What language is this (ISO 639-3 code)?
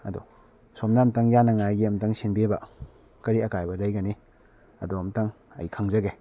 mni